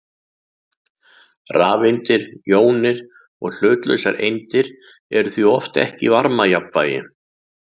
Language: Icelandic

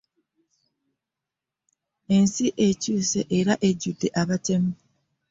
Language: Ganda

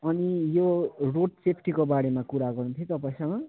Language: Nepali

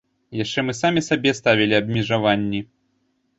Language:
Belarusian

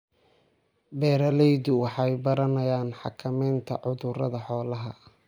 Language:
Somali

